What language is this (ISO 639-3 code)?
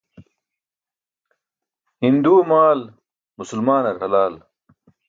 bsk